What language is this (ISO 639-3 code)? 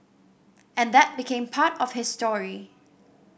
eng